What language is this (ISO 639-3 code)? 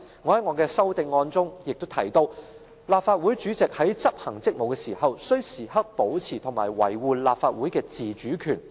yue